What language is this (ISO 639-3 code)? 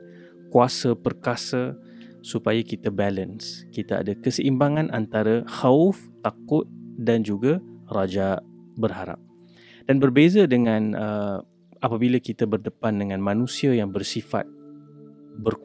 msa